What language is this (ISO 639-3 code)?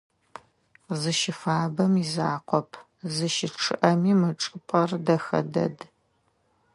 ady